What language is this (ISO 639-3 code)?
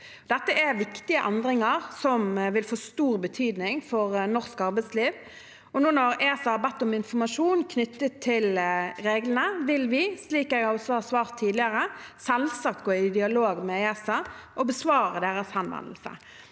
nor